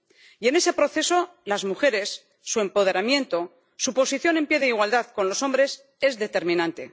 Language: Spanish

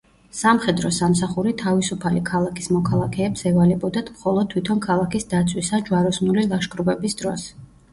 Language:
Georgian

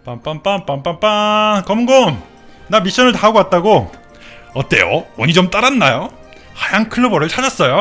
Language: Korean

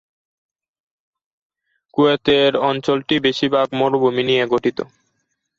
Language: Bangla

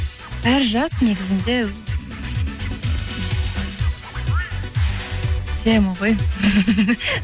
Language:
Kazakh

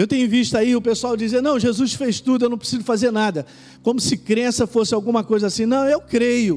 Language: Portuguese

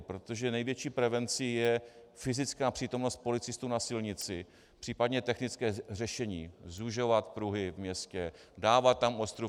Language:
Czech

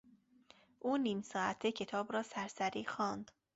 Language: Persian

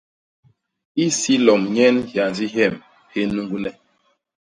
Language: Basaa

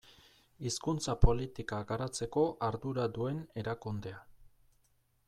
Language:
Basque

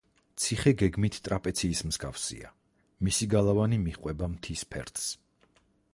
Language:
Georgian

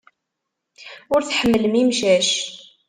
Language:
Kabyle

